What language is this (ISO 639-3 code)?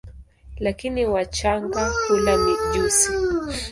swa